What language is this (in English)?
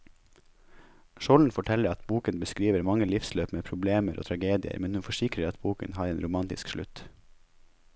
Norwegian